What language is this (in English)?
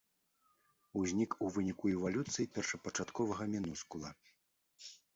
Belarusian